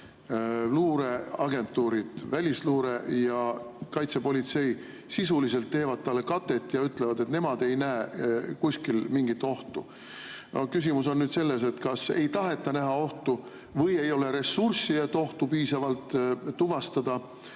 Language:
Estonian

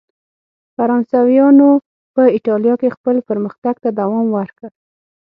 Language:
Pashto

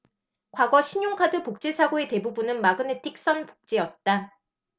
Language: Korean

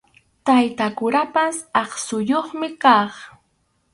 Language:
Arequipa-La Unión Quechua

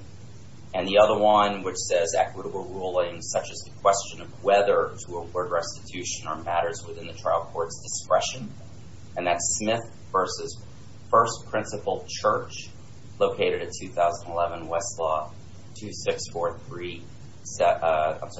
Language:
English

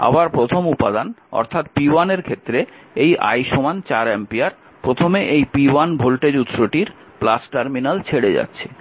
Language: Bangla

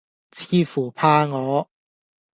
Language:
Cantonese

